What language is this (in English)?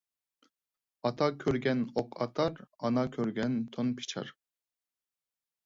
Uyghur